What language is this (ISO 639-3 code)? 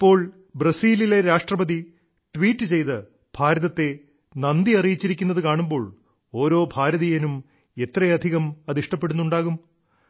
mal